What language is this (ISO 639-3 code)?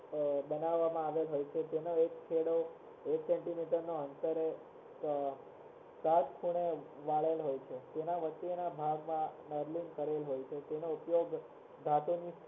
guj